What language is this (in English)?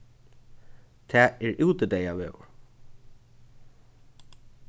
Faroese